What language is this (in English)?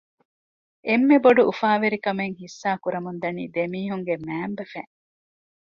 Divehi